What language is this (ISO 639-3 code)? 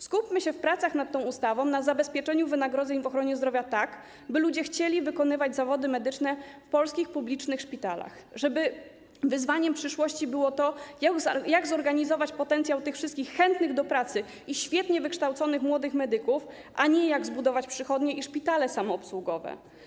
pol